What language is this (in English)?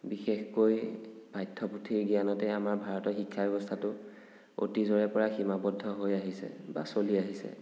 Assamese